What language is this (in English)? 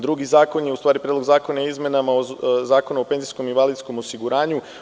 Serbian